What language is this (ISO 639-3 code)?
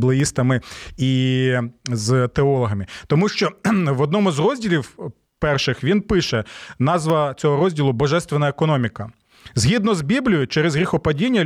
ukr